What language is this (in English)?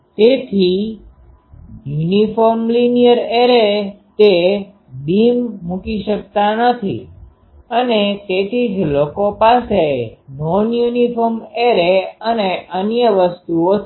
Gujarati